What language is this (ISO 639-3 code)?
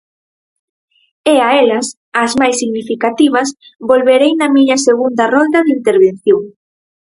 glg